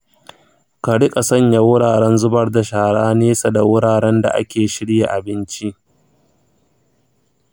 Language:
Hausa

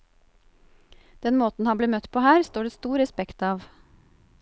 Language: Norwegian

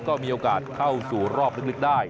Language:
Thai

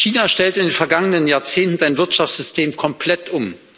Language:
German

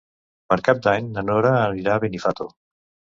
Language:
Catalan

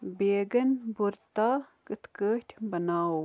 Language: Kashmiri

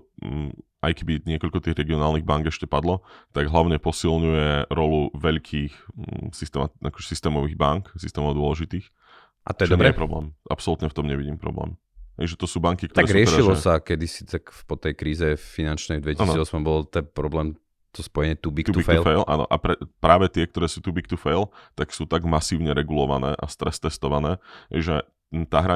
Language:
Slovak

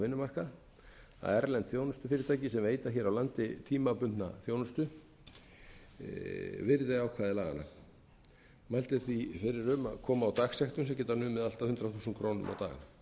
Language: Icelandic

